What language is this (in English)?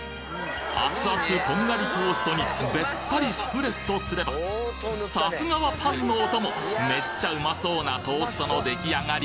Japanese